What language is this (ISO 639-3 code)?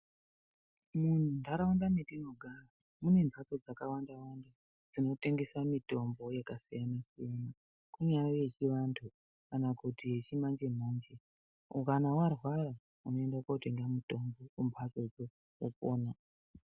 ndc